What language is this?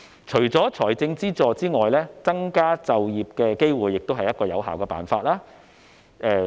Cantonese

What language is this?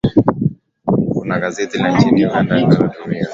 Swahili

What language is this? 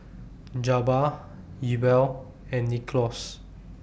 English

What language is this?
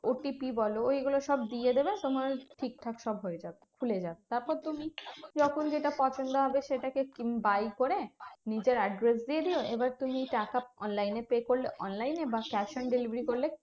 Bangla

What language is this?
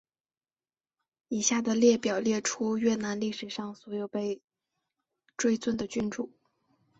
Chinese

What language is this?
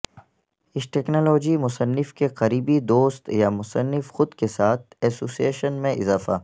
Urdu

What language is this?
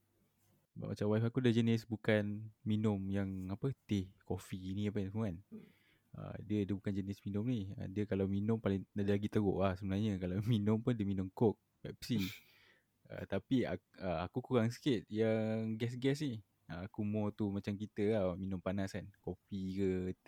Malay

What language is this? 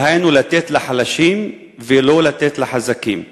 Hebrew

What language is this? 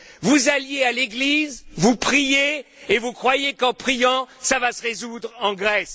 French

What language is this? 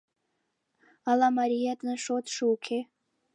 Mari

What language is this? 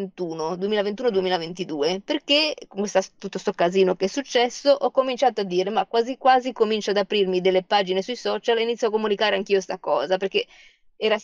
Italian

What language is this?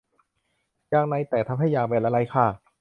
Thai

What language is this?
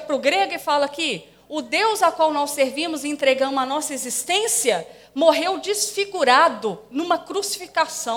Portuguese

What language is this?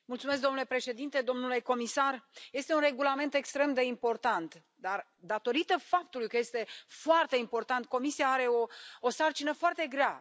Romanian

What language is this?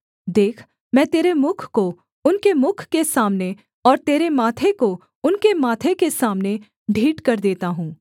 Hindi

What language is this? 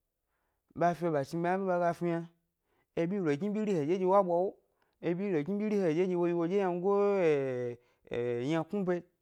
Gbari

